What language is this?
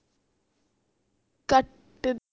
Punjabi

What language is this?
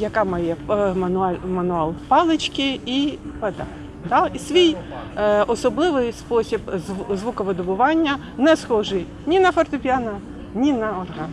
Ukrainian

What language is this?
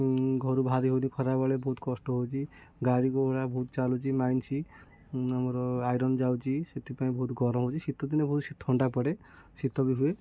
Odia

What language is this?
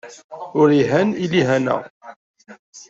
Kabyle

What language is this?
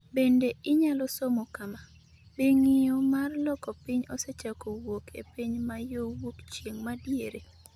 Luo (Kenya and Tanzania)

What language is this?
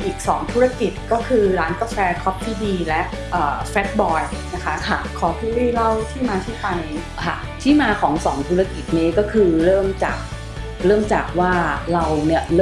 Thai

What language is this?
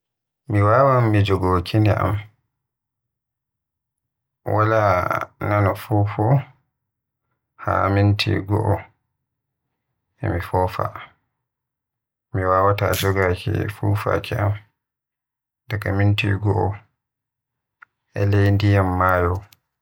Western Niger Fulfulde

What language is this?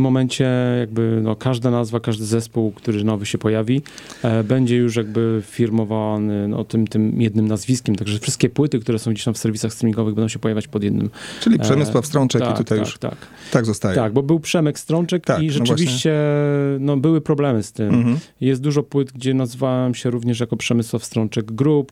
Polish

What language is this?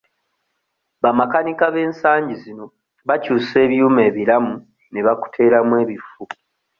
Ganda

